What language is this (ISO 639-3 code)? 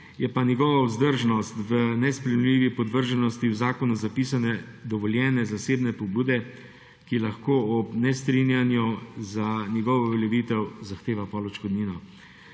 slv